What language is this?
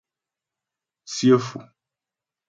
Ghomala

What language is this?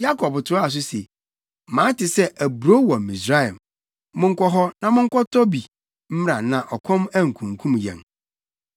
Akan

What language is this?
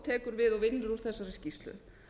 Icelandic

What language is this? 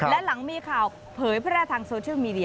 Thai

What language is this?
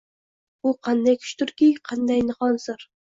Uzbek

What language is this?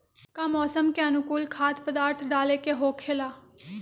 Magahi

